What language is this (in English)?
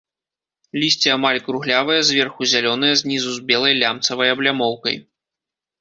Belarusian